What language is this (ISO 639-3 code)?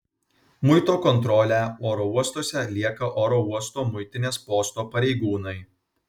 lit